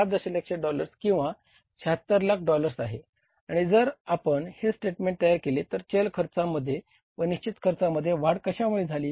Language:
Marathi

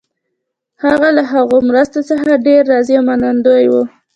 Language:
Pashto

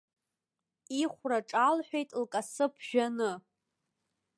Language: Abkhazian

